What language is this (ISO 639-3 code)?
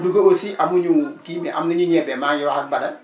wol